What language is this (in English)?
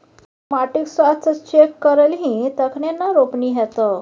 Maithili